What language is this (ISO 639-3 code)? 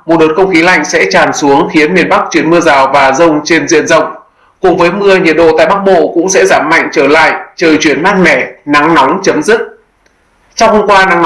vie